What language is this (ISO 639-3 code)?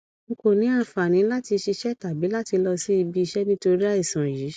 yor